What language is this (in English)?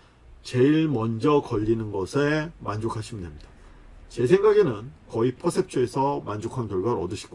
Korean